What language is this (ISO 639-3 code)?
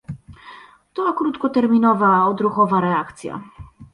pol